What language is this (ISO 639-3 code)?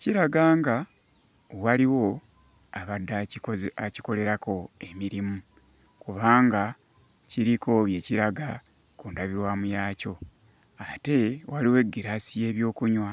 lug